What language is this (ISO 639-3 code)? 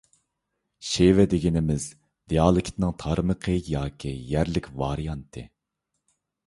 uig